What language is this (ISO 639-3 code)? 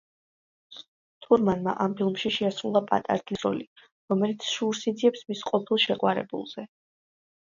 kat